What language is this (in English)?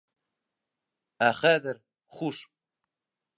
Bashkir